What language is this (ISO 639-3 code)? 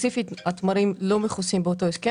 heb